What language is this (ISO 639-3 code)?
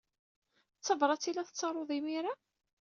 kab